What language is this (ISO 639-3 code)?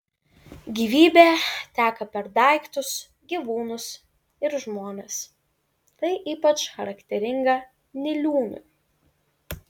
lit